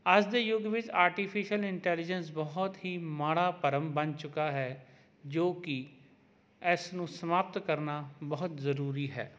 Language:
Punjabi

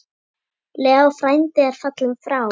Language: Icelandic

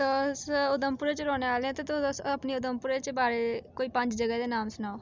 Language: Dogri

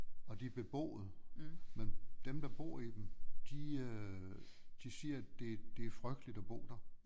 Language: Danish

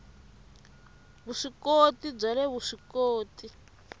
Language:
Tsonga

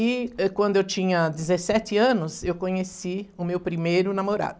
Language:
Portuguese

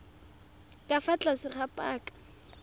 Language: Tswana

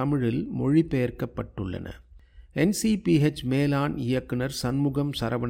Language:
Tamil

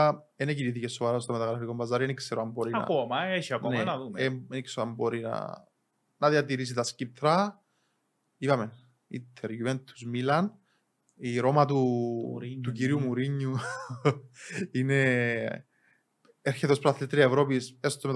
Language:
Greek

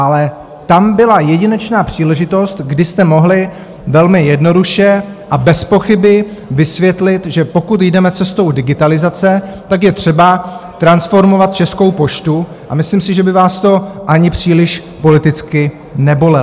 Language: Czech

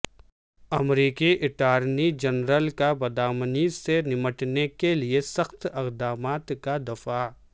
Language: Urdu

